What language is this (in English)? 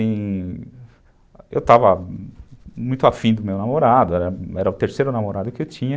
Portuguese